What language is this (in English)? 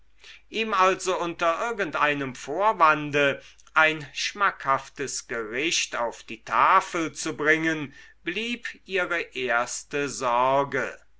German